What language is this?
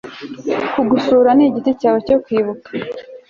Kinyarwanda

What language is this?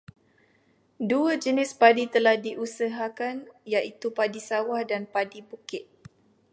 Malay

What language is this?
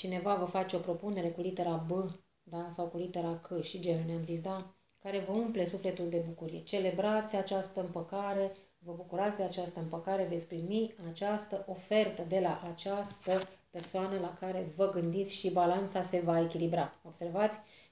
Romanian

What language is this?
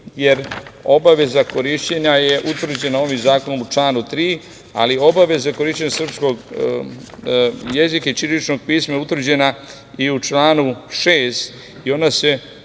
Serbian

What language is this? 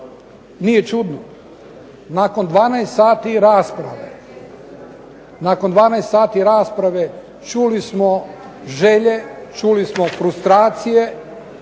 Croatian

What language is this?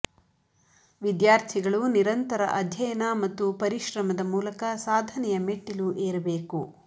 Kannada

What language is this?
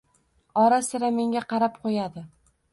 Uzbek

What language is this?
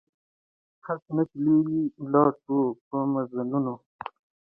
Pashto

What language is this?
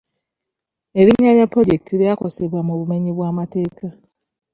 Ganda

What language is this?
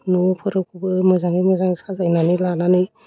Bodo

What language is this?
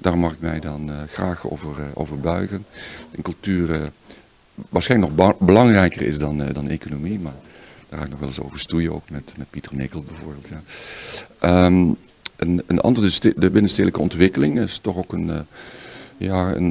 Dutch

